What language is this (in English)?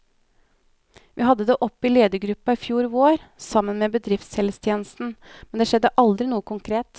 Norwegian